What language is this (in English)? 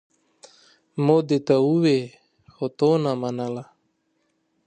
Pashto